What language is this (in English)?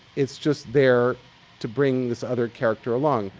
English